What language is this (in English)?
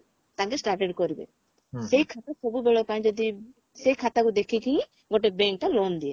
Odia